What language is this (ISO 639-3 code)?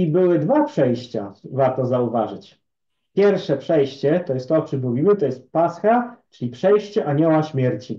pol